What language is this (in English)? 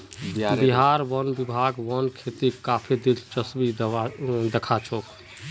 Magahi